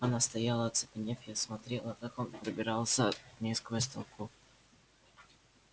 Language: Russian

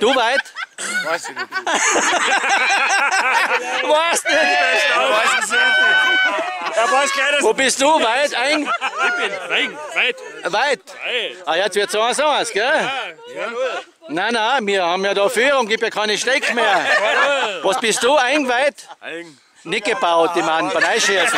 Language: German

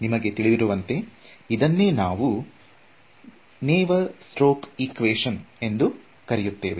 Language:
Kannada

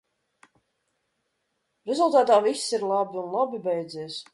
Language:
Latvian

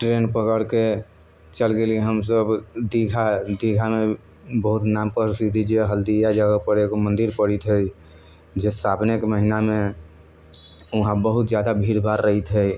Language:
Maithili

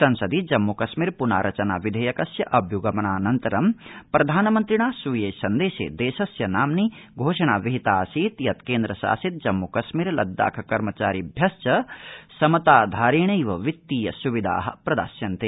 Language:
Sanskrit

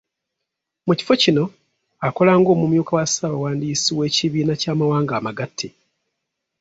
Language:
Ganda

